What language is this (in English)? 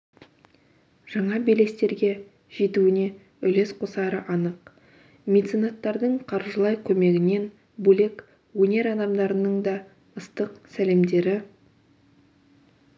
Kazakh